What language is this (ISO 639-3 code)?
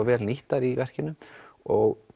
isl